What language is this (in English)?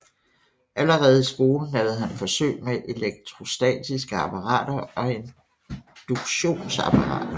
Danish